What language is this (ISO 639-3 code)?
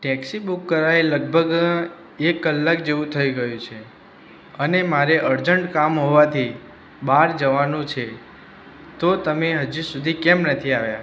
guj